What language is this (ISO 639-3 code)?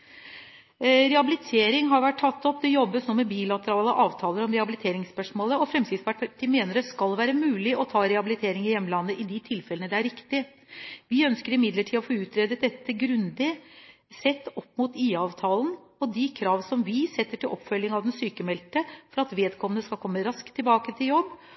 nob